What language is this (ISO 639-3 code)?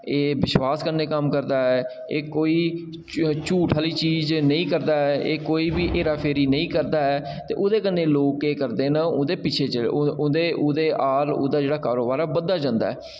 doi